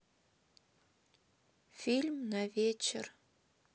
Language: Russian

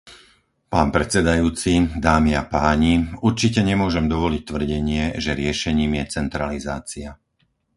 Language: Slovak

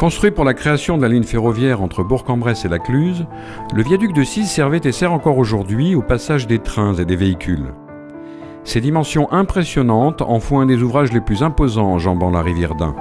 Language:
French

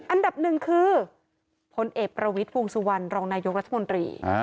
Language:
Thai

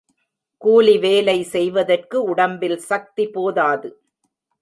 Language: Tamil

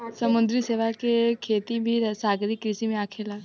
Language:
Bhojpuri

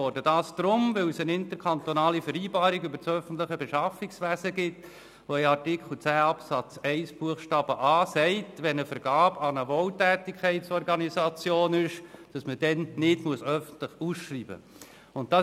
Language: Swiss German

